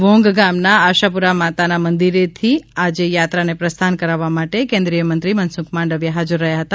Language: Gujarati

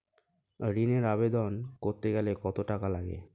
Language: Bangla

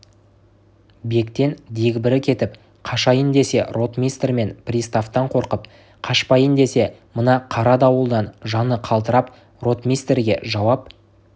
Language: Kazakh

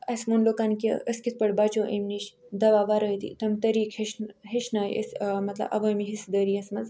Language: Kashmiri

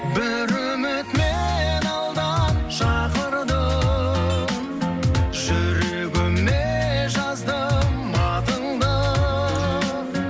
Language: Kazakh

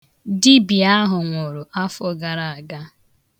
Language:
Igbo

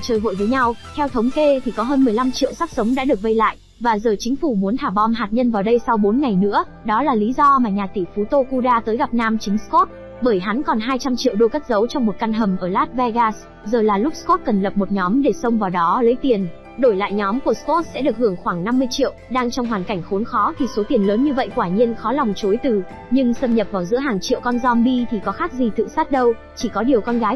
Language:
Vietnamese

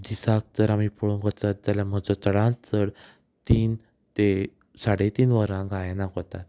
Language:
Konkani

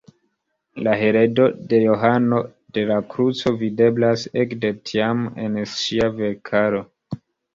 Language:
Esperanto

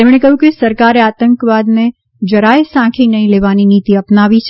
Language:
Gujarati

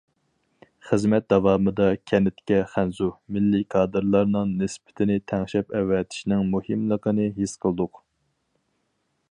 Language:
Uyghur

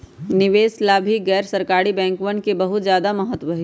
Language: Magahi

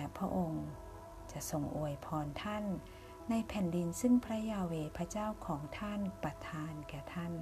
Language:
Thai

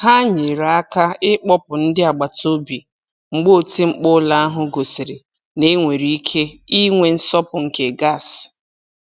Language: Igbo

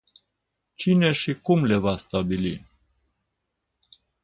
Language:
Romanian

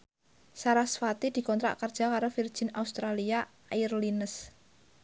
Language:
Javanese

